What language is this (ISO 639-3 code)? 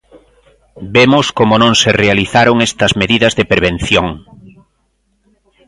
glg